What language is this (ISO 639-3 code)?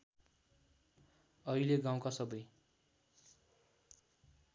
nep